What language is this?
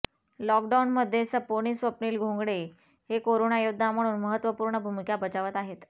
Marathi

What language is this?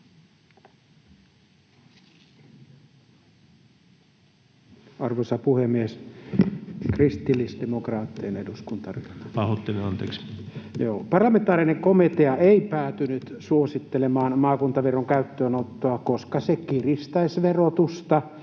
Finnish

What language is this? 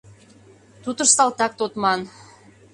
Mari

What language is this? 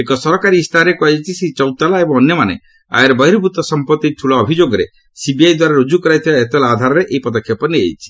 Odia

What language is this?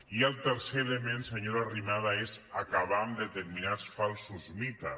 Catalan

